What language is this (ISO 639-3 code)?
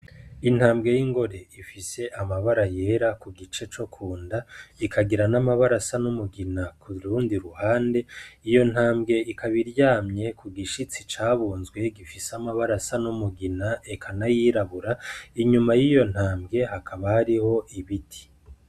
run